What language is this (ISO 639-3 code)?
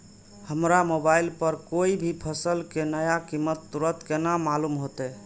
mai